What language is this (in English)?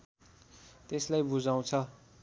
Nepali